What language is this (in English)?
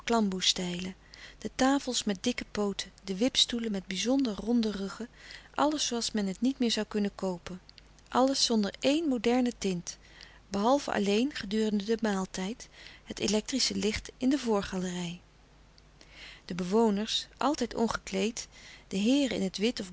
Dutch